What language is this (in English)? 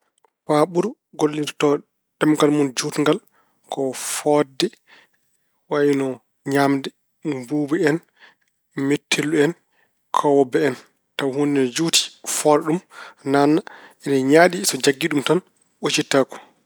Fula